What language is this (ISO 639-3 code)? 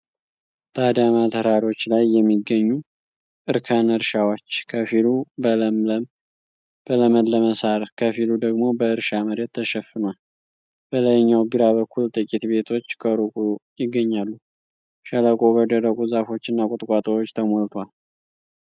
amh